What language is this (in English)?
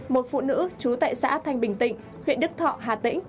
Vietnamese